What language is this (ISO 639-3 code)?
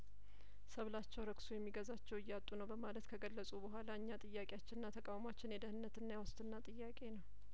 amh